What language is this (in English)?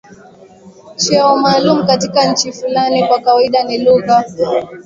Swahili